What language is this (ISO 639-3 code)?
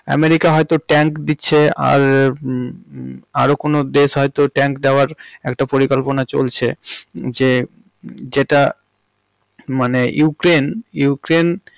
ben